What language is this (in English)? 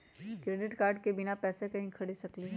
Magahi